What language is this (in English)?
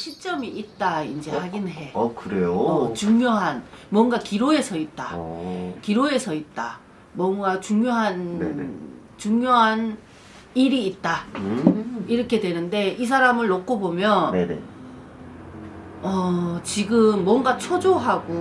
Korean